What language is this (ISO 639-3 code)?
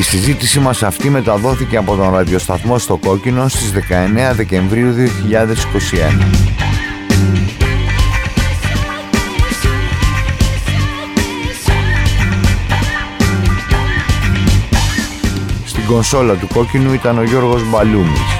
ell